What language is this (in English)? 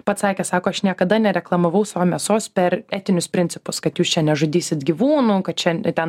Lithuanian